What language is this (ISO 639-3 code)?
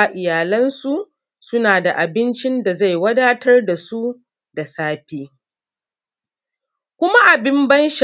hau